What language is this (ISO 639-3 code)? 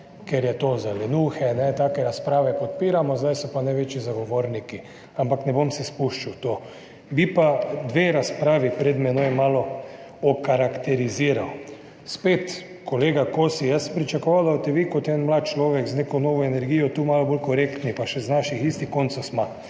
slv